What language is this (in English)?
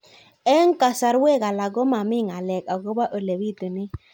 Kalenjin